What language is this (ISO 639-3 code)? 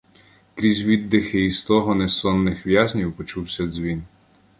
ukr